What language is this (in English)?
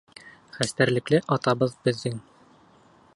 Bashkir